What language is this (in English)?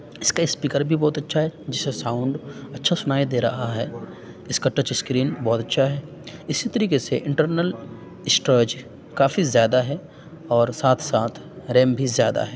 Urdu